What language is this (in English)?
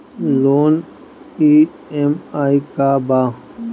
Bhojpuri